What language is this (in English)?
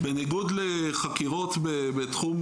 Hebrew